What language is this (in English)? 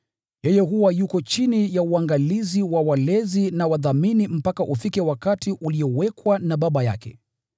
Swahili